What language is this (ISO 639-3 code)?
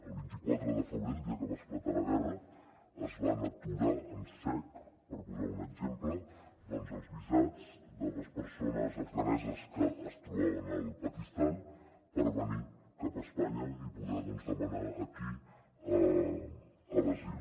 cat